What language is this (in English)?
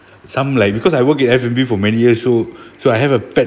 English